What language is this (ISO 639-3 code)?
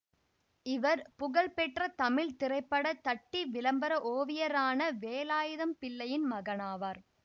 tam